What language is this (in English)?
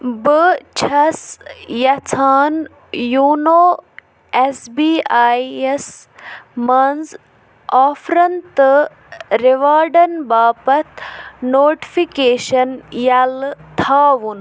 Kashmiri